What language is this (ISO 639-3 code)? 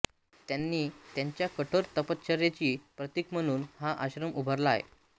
mar